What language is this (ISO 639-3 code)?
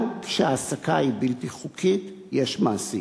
heb